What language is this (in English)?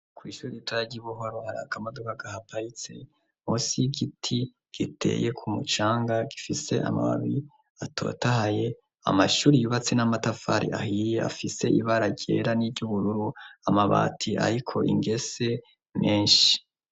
Rundi